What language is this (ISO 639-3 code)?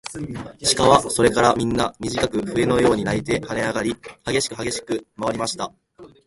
jpn